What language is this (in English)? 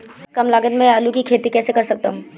Hindi